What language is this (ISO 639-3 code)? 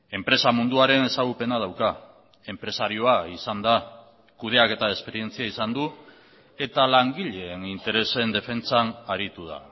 eus